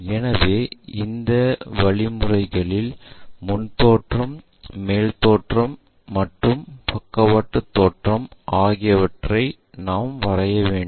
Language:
Tamil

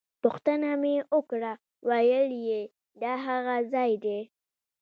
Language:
Pashto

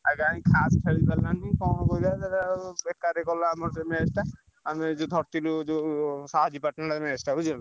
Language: Odia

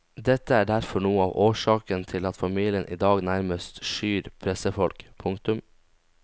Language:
Norwegian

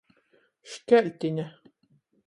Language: Latgalian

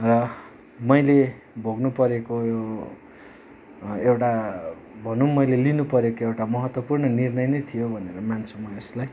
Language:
Nepali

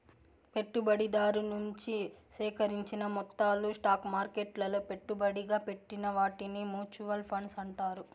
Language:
Telugu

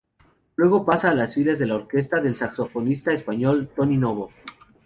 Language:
Spanish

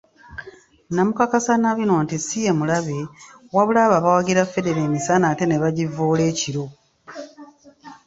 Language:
Ganda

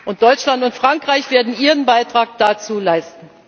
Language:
German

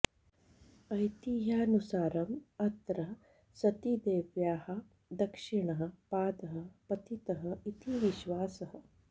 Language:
Sanskrit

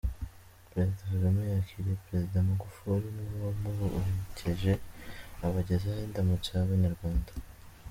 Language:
Kinyarwanda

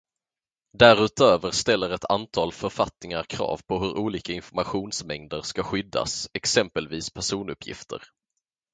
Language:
Swedish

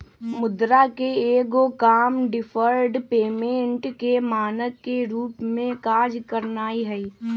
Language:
Magahi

